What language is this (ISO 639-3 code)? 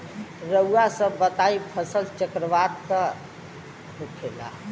bho